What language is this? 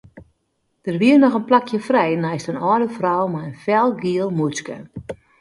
Western Frisian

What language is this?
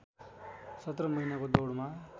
Nepali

